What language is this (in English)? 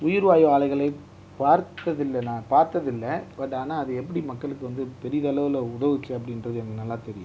Tamil